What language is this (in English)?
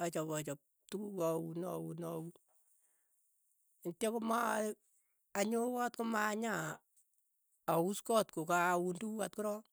Keiyo